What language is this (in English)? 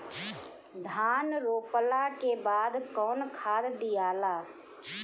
Bhojpuri